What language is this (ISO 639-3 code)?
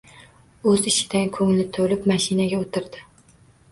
uzb